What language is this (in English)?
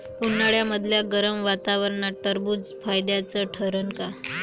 Marathi